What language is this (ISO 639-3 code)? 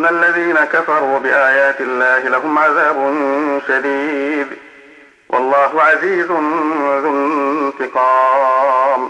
ara